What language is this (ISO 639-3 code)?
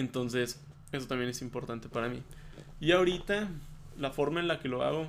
spa